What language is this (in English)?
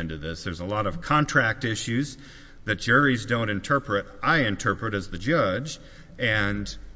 English